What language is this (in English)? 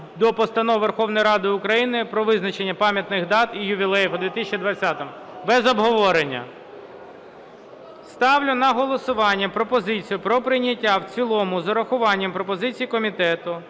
Ukrainian